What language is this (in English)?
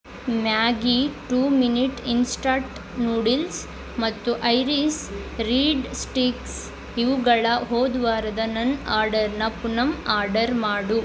Kannada